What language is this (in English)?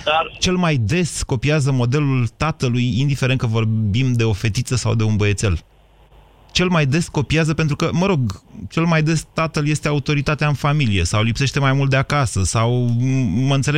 Romanian